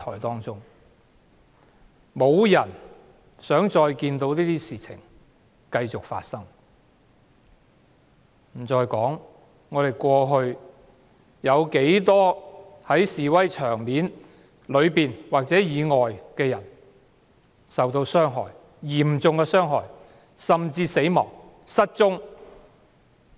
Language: Cantonese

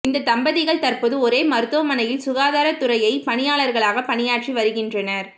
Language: Tamil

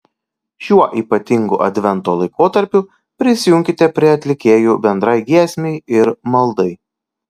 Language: Lithuanian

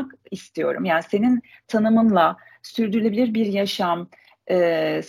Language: Turkish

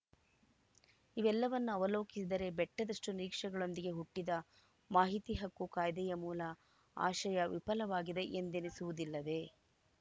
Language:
Kannada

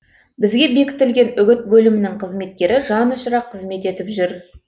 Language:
Kazakh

